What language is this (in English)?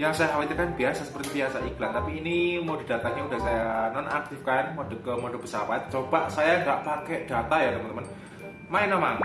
Indonesian